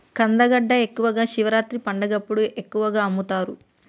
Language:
Telugu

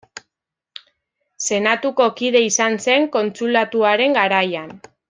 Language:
Basque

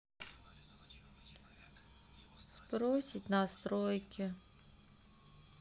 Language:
Russian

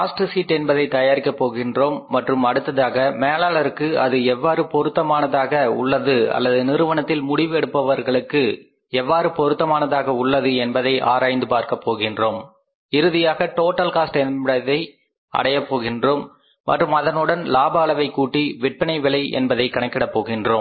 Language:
Tamil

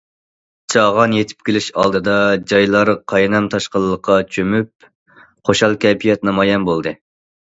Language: Uyghur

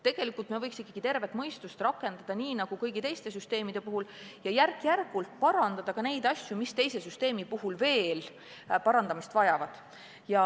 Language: Estonian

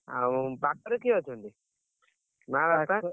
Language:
Odia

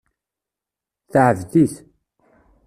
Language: Kabyle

